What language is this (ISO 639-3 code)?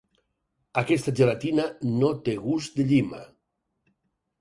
cat